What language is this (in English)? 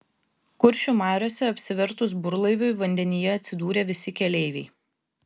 Lithuanian